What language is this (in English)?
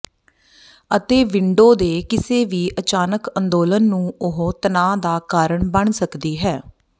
Punjabi